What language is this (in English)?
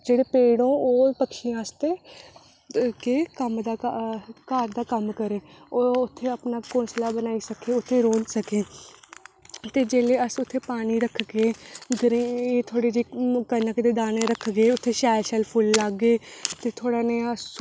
Dogri